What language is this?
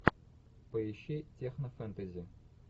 Russian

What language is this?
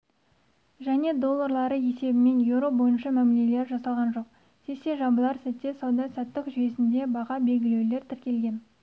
Kazakh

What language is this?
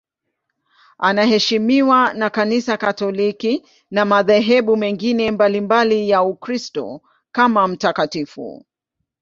Swahili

